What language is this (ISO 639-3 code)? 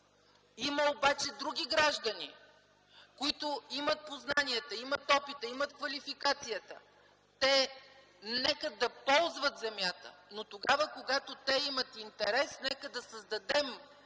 bul